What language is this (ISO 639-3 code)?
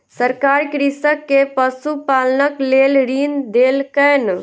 mai